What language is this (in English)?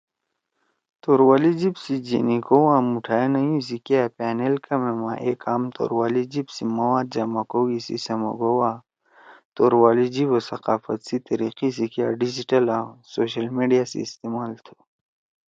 Torwali